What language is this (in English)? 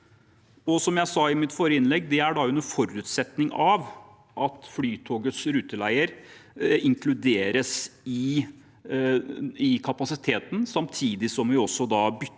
Norwegian